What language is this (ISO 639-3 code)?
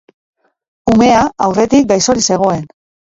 eus